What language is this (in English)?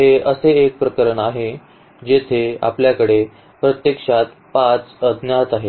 Marathi